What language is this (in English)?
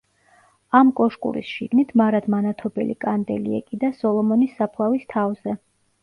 Georgian